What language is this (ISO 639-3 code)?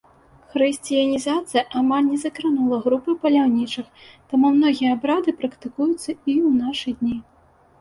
bel